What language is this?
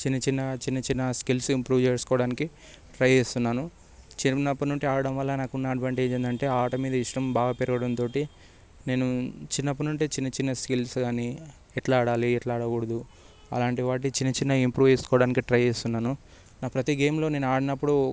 Telugu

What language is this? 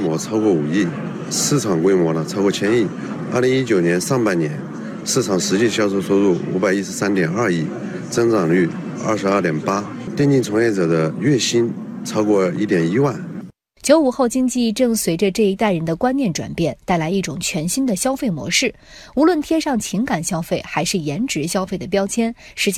Chinese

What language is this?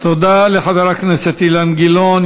Hebrew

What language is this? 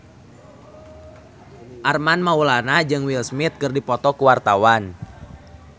Sundanese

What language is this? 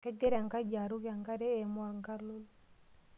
Masai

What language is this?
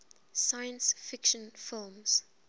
English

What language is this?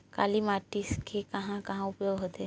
Chhattisgarhi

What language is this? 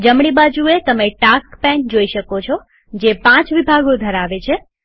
Gujarati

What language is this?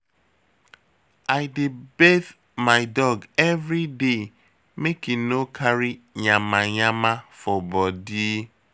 Nigerian Pidgin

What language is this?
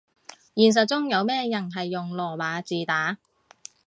Cantonese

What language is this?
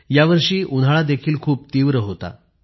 Marathi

